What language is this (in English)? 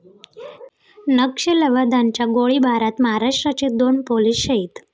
Marathi